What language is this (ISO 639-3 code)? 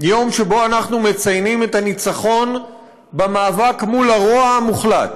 heb